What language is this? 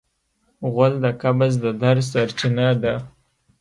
Pashto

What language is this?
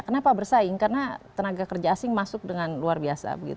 Indonesian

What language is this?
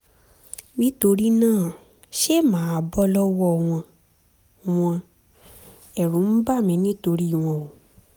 Yoruba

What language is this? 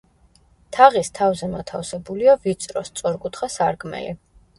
Georgian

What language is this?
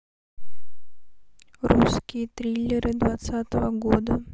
Russian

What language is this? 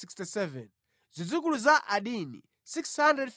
Nyanja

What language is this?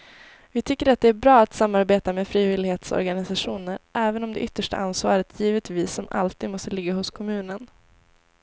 Swedish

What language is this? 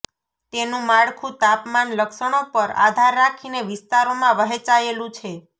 Gujarati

